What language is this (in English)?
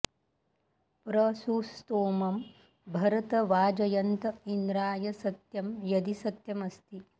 Sanskrit